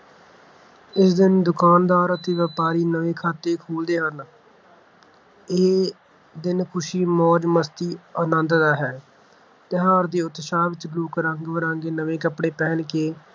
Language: Punjabi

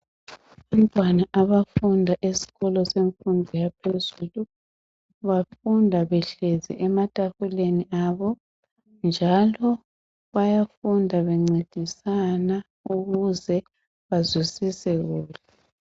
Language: North Ndebele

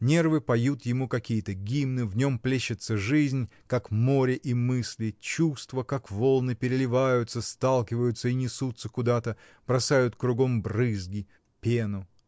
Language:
Russian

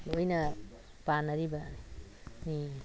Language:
Manipuri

